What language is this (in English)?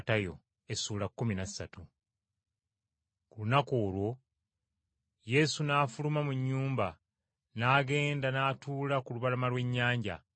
Ganda